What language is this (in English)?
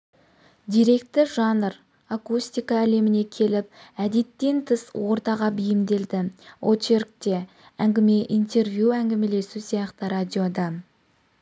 Kazakh